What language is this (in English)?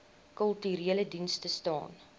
Afrikaans